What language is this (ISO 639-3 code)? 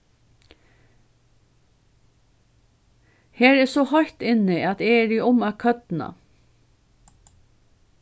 fao